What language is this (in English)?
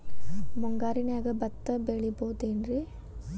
Kannada